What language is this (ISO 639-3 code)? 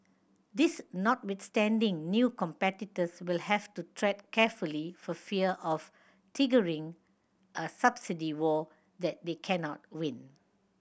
eng